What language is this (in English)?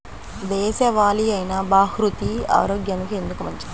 Telugu